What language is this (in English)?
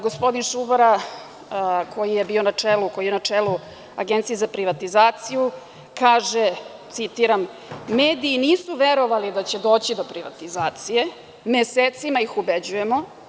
Serbian